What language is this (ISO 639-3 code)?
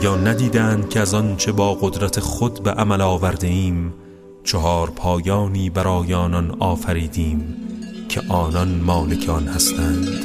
fas